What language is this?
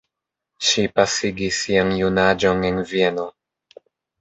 Esperanto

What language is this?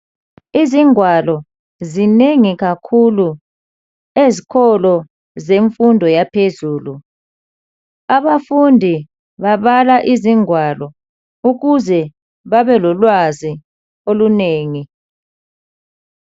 North Ndebele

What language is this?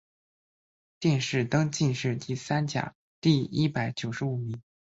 Chinese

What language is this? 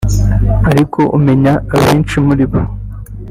Kinyarwanda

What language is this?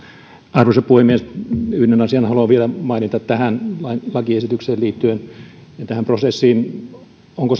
Finnish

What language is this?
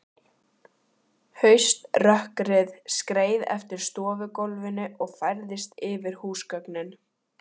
Icelandic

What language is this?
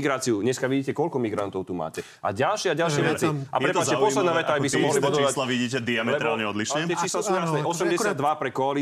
Slovak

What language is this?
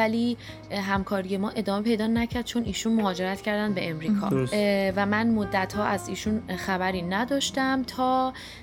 Persian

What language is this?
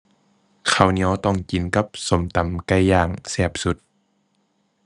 Thai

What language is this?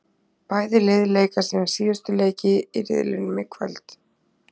Icelandic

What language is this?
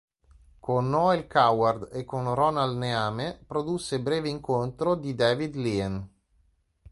Italian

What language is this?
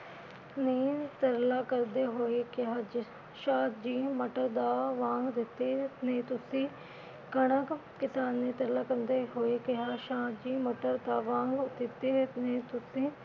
Punjabi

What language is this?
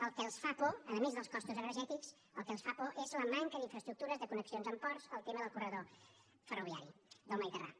Catalan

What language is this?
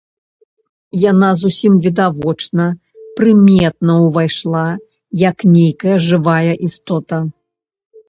Belarusian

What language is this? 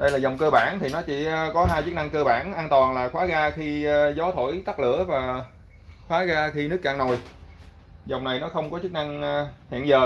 Vietnamese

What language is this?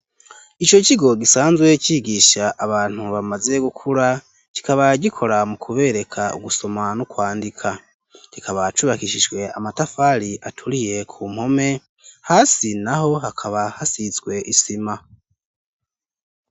Rundi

